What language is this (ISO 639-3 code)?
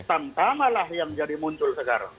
ind